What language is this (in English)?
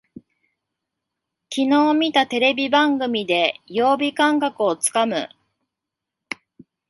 Japanese